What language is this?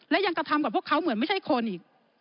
Thai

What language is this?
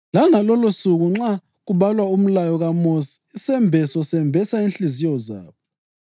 North Ndebele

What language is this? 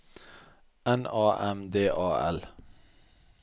Norwegian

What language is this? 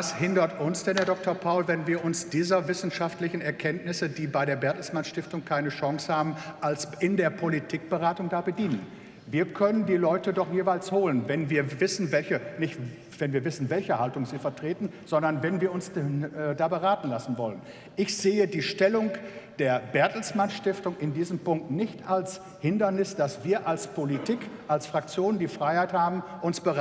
German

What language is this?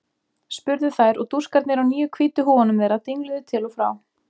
Icelandic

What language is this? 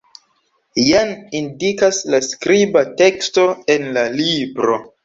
Esperanto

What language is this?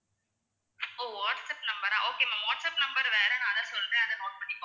Tamil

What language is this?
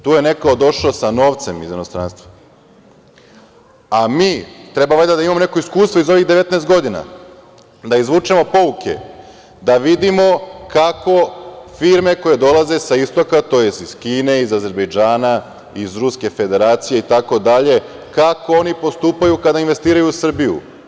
Serbian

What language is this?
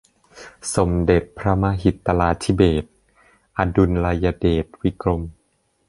Thai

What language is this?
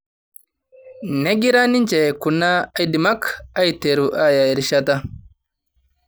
Masai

